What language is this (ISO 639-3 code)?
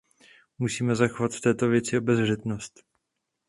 ces